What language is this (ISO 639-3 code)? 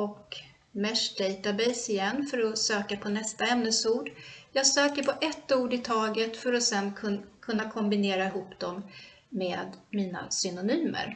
swe